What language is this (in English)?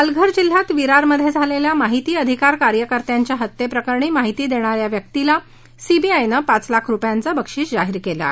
Marathi